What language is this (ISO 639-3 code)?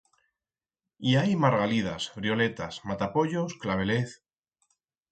arg